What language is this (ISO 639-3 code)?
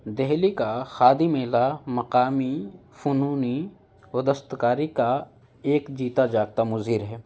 urd